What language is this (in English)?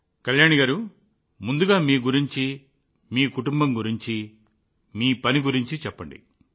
Telugu